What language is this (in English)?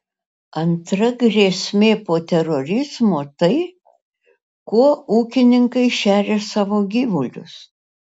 Lithuanian